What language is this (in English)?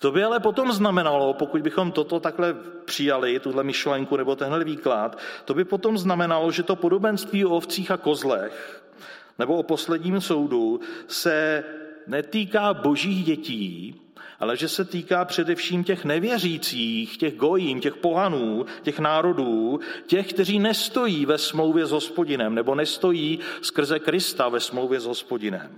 Czech